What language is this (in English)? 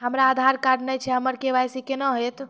Maithili